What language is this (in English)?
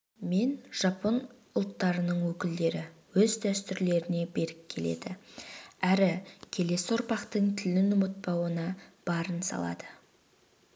Kazakh